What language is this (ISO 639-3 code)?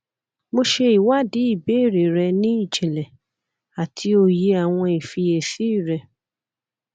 yor